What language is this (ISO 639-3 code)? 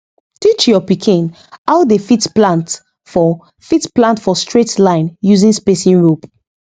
pcm